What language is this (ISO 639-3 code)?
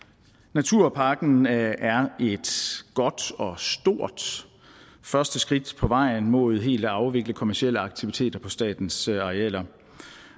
dan